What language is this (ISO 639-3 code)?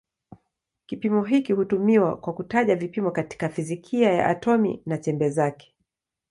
swa